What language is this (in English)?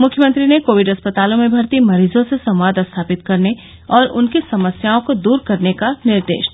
Hindi